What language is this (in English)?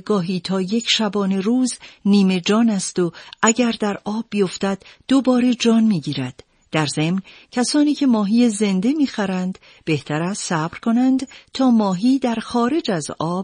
Persian